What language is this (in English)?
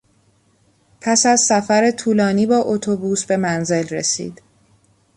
Persian